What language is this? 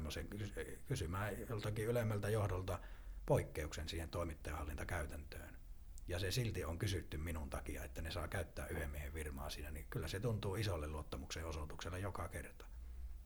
Finnish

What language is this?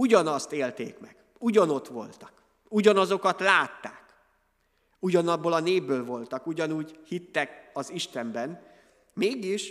Hungarian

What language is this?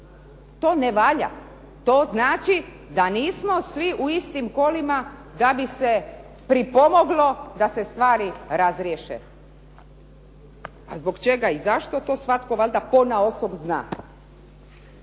Croatian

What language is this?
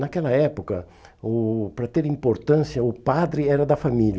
Portuguese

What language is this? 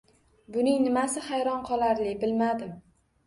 Uzbek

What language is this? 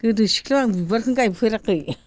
Bodo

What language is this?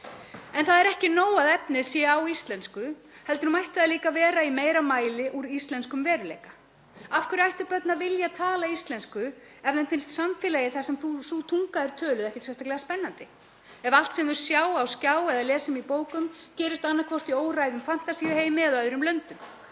Icelandic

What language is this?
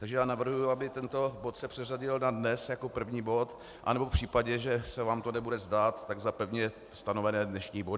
Czech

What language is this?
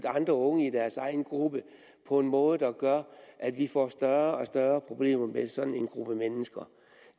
Danish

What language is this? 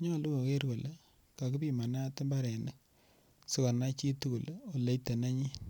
Kalenjin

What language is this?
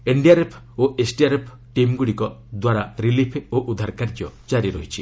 Odia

